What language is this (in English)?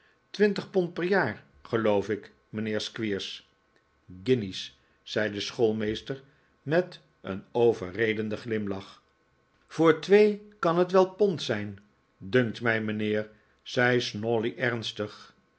Dutch